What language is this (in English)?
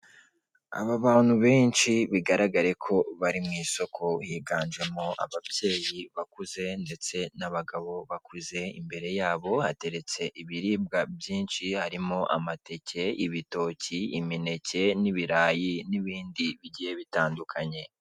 Kinyarwanda